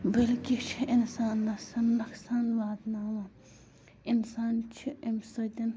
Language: Kashmiri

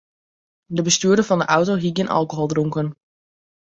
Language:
Western Frisian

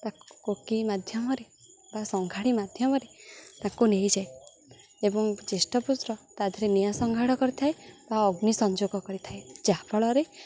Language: Odia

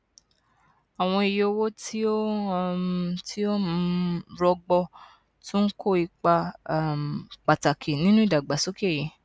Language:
Yoruba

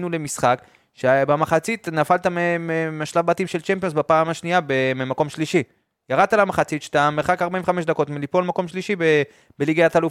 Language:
Hebrew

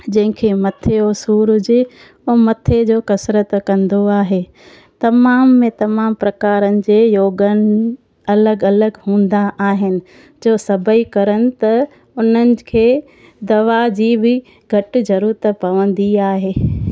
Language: Sindhi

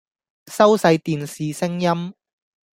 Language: Cantonese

